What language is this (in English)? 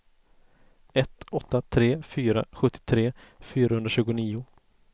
Swedish